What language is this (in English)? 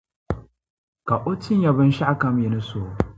Dagbani